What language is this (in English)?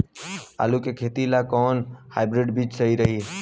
Bhojpuri